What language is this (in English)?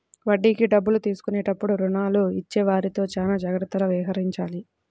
Telugu